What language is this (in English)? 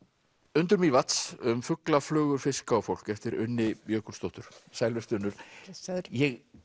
Icelandic